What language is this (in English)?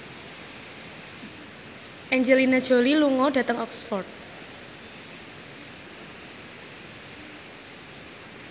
Javanese